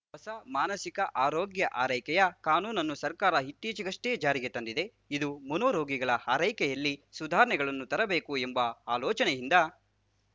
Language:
Kannada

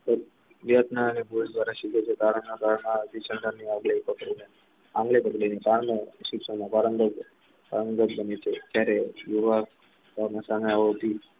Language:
Gujarati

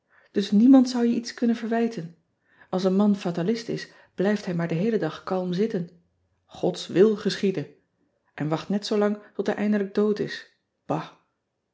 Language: Dutch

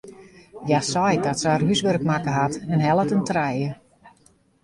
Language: Western Frisian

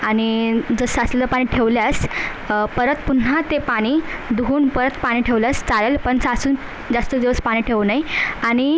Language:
Marathi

